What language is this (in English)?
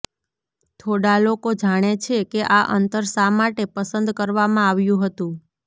Gujarati